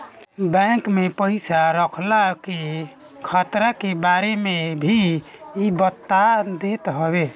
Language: Bhojpuri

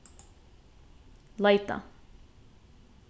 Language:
Faroese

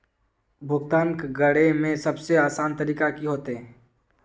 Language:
Magahi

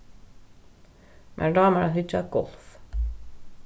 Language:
Faroese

